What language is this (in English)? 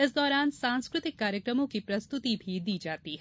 Hindi